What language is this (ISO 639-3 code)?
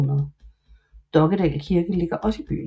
dan